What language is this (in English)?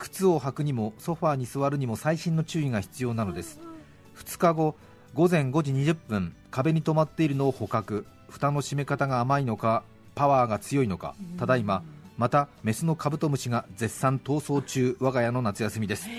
Japanese